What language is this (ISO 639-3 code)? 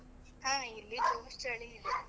kan